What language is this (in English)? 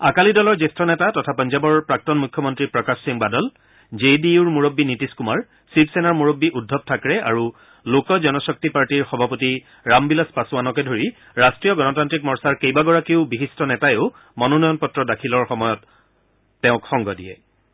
Assamese